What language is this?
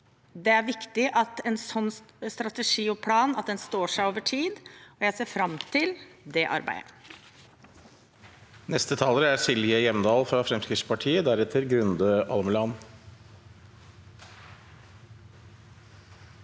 Norwegian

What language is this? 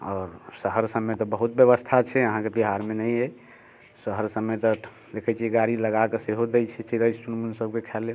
Maithili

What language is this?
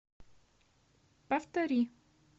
Russian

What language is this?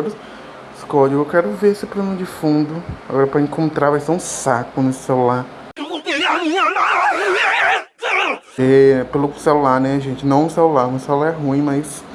Portuguese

